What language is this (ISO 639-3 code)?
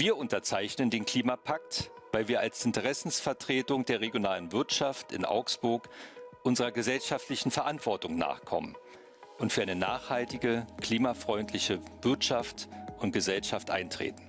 deu